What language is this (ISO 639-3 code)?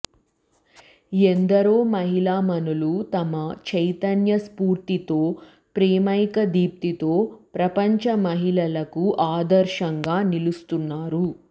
tel